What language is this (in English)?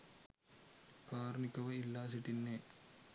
Sinhala